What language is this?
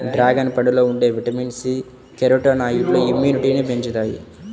Telugu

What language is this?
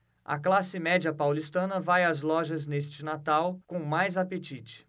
Portuguese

